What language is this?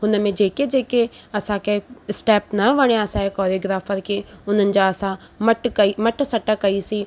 Sindhi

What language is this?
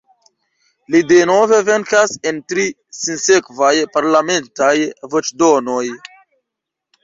Esperanto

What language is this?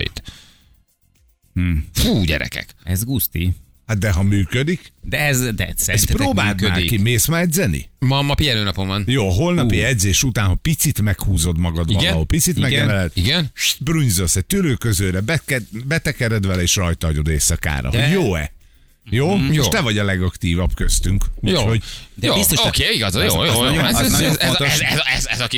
Hungarian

